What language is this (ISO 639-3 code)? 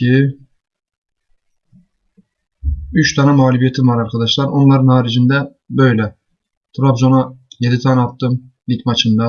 tur